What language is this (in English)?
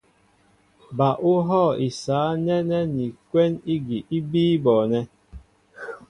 Mbo (Cameroon)